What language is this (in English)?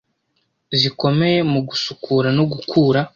Kinyarwanda